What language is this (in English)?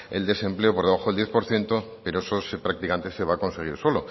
Spanish